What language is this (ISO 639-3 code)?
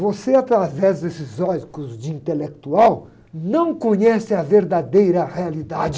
por